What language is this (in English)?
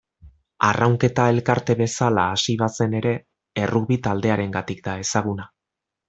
Basque